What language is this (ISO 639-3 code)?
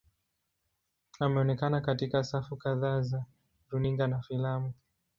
swa